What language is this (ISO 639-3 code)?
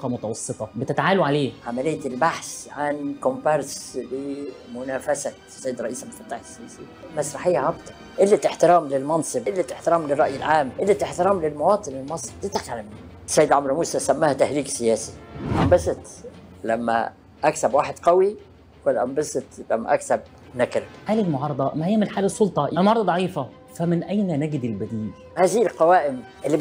ara